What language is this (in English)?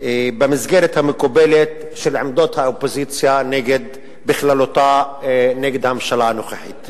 Hebrew